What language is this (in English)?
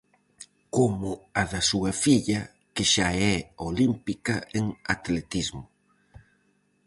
Galician